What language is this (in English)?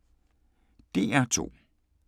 Danish